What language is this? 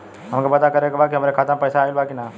Bhojpuri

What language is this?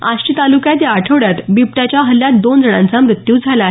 Marathi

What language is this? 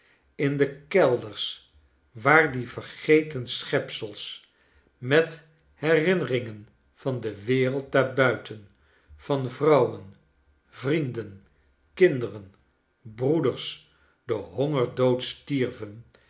Dutch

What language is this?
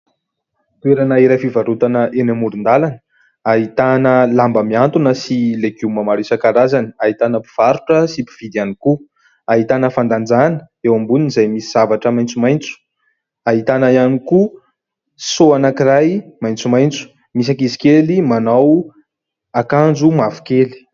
Malagasy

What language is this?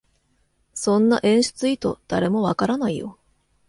Japanese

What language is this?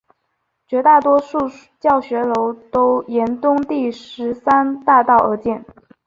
Chinese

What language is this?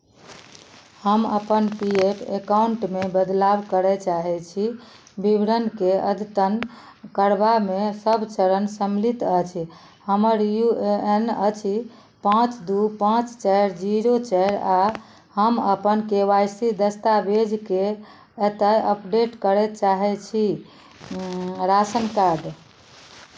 Maithili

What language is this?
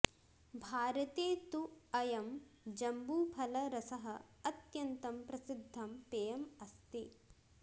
Sanskrit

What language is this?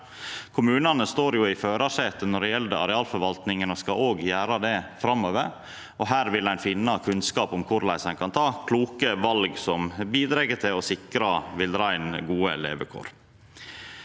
Norwegian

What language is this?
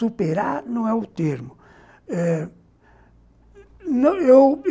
Portuguese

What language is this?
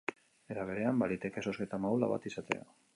Basque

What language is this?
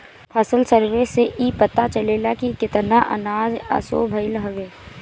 Bhojpuri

